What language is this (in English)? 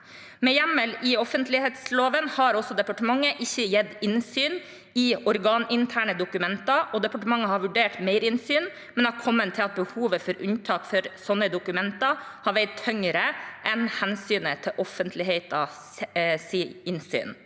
Norwegian